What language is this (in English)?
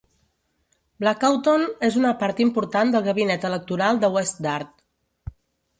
Catalan